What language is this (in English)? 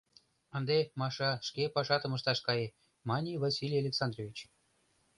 Mari